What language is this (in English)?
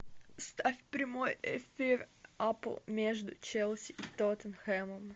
Russian